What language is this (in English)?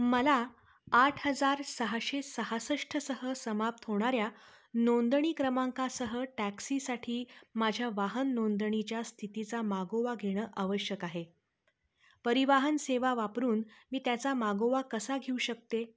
Marathi